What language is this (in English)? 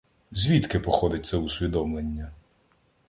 Ukrainian